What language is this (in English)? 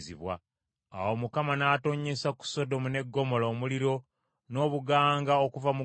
Ganda